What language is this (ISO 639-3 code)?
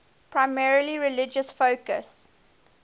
eng